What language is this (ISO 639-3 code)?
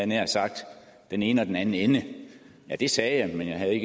dan